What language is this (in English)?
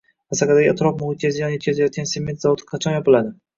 Uzbek